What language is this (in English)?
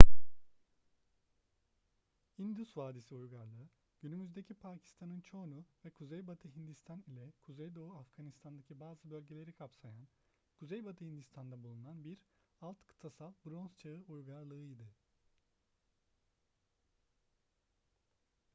Turkish